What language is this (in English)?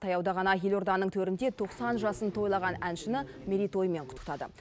Kazakh